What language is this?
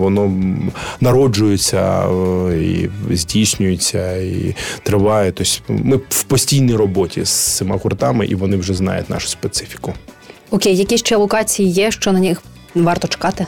Ukrainian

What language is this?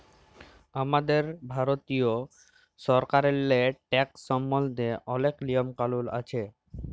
Bangla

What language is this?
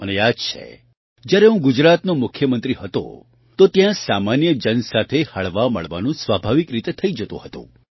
Gujarati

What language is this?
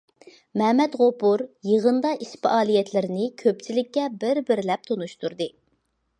Uyghur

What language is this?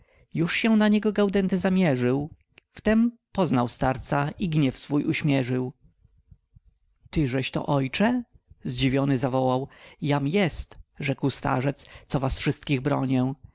Polish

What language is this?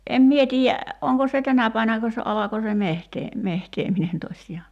Finnish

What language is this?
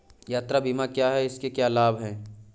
Hindi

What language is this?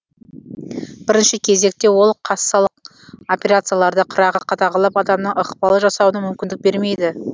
Kazakh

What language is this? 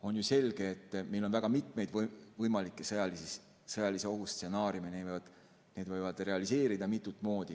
Estonian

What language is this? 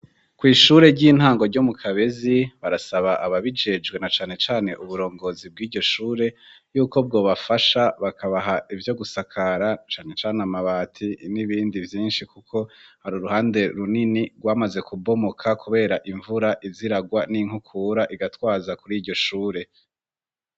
Rundi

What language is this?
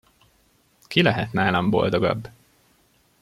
Hungarian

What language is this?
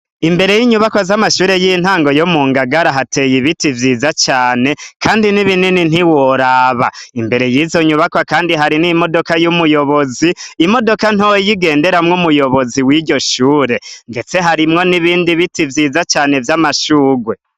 Rundi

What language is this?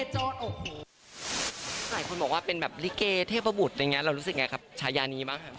Thai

